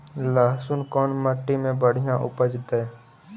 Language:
Magahi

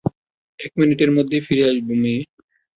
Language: Bangla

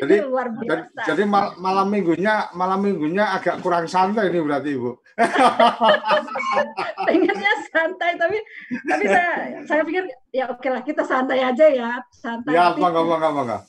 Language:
Indonesian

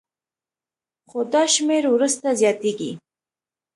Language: Pashto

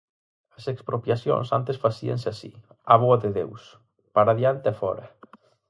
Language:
Galician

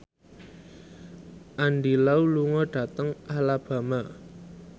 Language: Javanese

